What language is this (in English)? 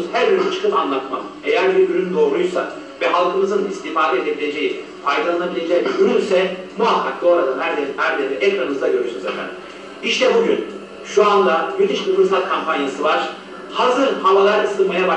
Turkish